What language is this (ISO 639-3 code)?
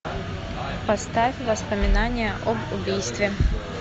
rus